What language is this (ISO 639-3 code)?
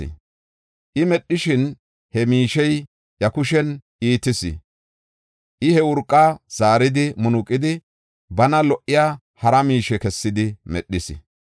gof